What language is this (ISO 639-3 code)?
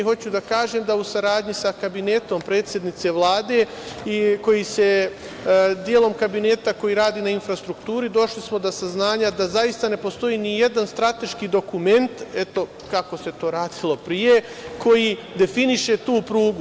srp